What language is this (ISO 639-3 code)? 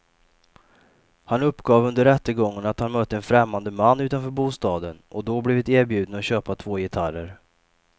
swe